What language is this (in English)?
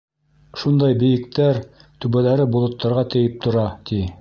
Bashkir